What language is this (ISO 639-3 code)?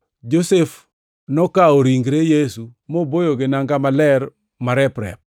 luo